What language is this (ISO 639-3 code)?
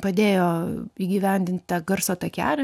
lit